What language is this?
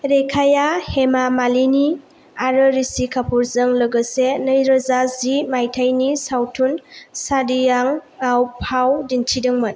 Bodo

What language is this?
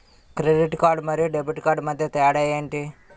Telugu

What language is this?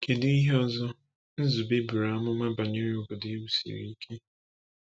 Igbo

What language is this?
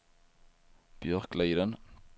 Swedish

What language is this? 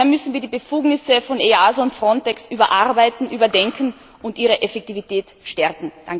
German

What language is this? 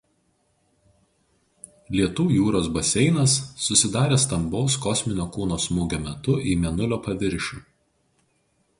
Lithuanian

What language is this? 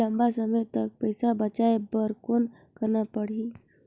Chhattisgarhi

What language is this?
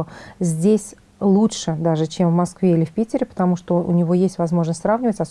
Russian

